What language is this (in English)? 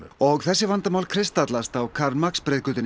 Icelandic